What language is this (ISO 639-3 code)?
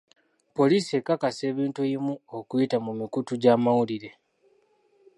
lug